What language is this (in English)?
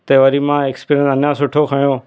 Sindhi